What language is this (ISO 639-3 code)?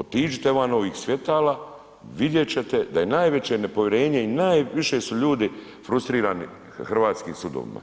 hrv